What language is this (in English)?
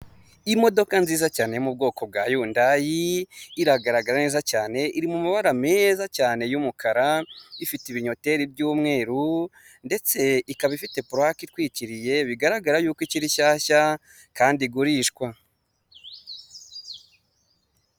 Kinyarwanda